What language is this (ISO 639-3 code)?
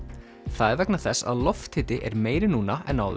isl